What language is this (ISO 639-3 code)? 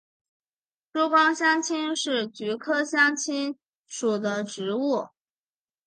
zho